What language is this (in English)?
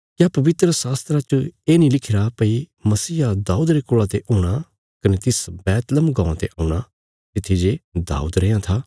Bilaspuri